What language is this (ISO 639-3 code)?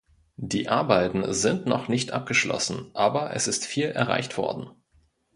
deu